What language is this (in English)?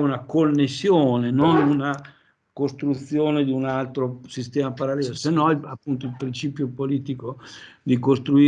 Italian